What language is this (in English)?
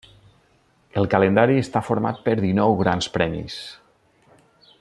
Catalan